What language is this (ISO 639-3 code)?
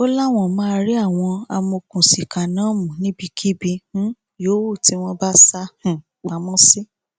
yor